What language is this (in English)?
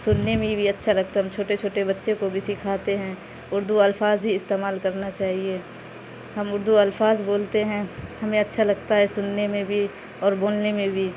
Urdu